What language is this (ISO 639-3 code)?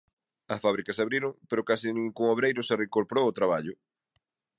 glg